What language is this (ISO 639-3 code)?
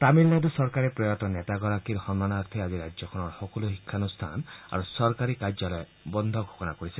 asm